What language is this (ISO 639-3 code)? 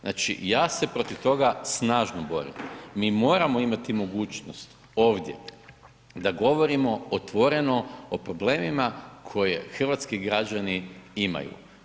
hrv